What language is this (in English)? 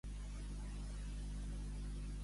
Catalan